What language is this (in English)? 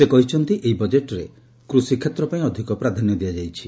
Odia